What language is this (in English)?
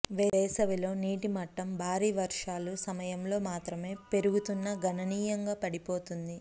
Telugu